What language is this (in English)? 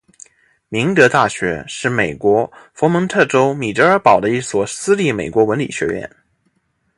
Chinese